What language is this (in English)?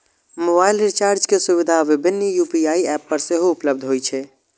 Maithili